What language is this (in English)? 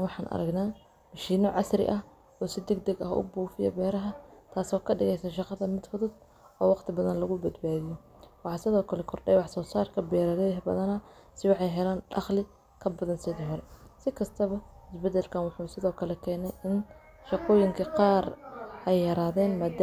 Somali